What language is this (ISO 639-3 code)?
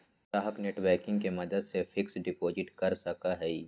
mag